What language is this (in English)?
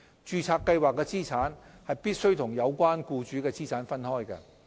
Cantonese